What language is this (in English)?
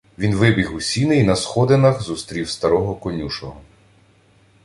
Ukrainian